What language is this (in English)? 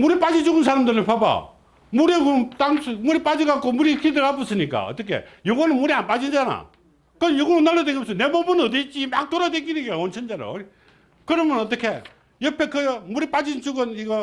Korean